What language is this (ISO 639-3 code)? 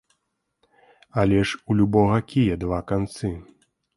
bel